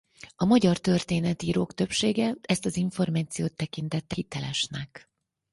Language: Hungarian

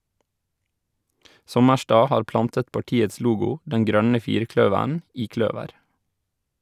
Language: Norwegian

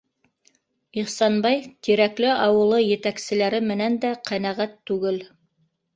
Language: Bashkir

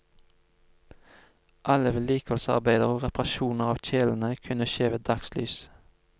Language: Norwegian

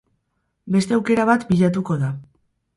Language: Basque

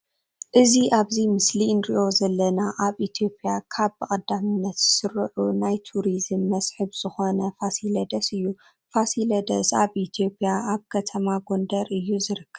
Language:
Tigrinya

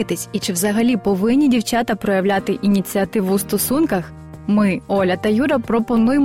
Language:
Ukrainian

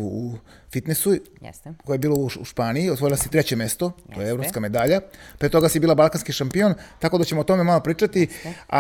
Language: Croatian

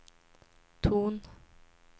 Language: Swedish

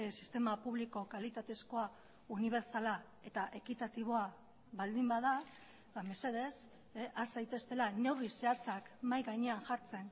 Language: Basque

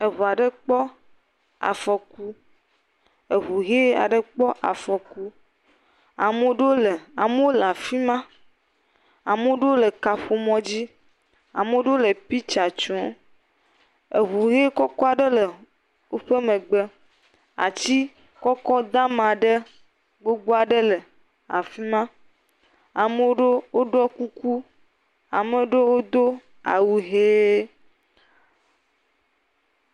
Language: Ewe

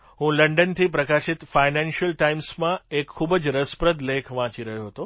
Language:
Gujarati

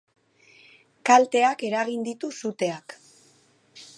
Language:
Basque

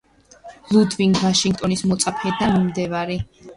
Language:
Georgian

